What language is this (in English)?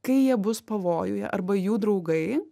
Lithuanian